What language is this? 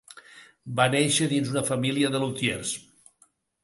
Catalan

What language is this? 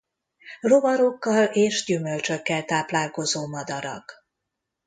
Hungarian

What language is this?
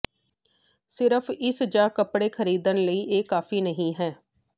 Punjabi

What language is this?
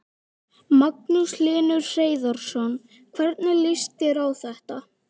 Icelandic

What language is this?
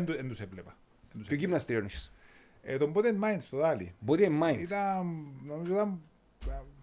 Greek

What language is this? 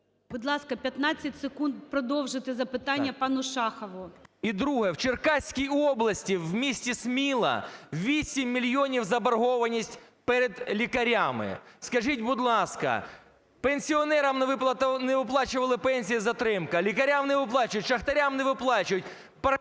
Ukrainian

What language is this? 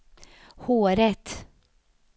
Swedish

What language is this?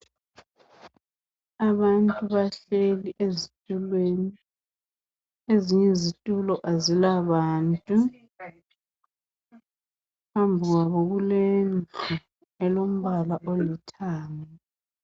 North Ndebele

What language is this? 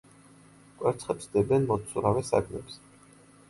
Georgian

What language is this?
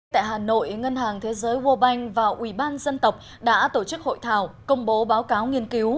Vietnamese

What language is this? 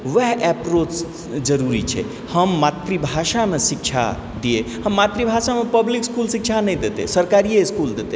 Maithili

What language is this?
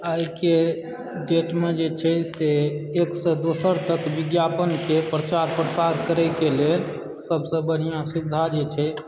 Maithili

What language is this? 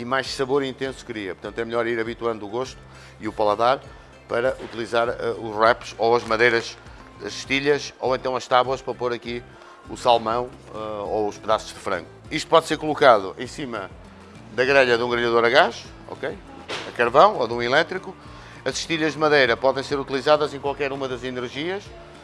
Portuguese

